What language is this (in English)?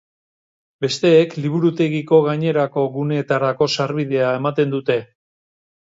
Basque